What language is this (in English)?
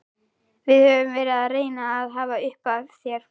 Icelandic